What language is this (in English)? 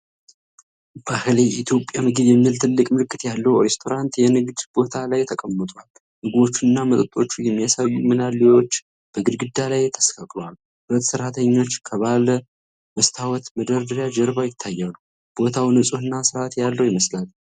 Amharic